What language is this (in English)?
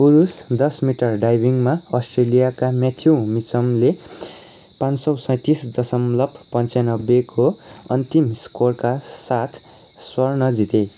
Nepali